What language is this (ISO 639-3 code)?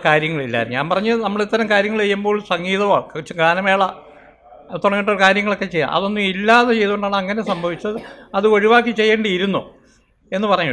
vie